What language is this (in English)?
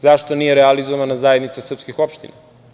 Serbian